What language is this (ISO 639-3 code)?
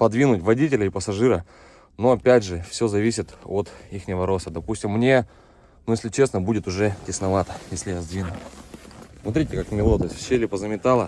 rus